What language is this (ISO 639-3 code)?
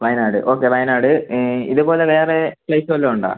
mal